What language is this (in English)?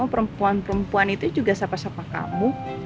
Indonesian